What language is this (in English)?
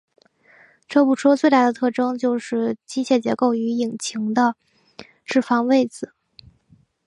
Chinese